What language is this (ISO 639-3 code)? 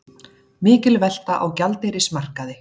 isl